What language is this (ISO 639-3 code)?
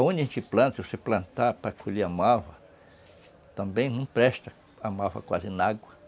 por